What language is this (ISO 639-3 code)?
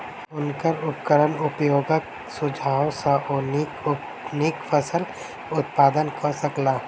mai